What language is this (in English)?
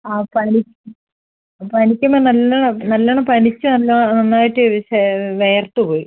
Malayalam